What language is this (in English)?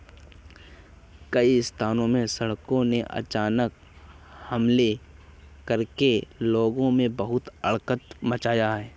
Hindi